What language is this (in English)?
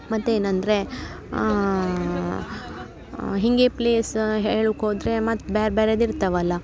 Kannada